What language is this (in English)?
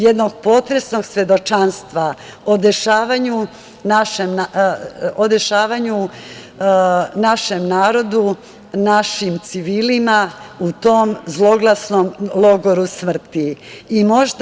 Serbian